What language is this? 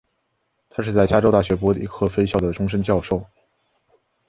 Chinese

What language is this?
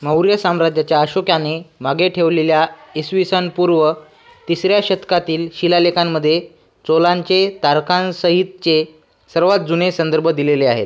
Marathi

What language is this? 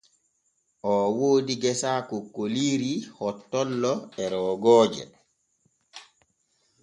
Borgu Fulfulde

